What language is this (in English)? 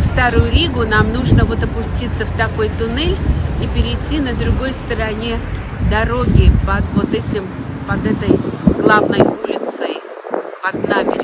Russian